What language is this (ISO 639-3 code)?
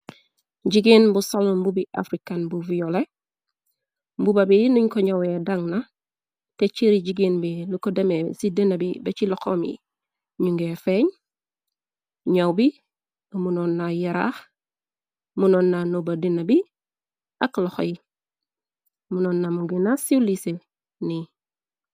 wol